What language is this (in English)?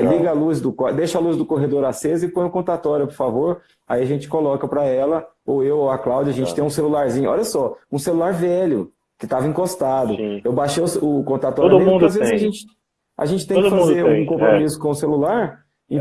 Portuguese